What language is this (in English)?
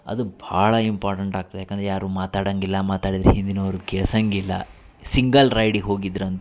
Kannada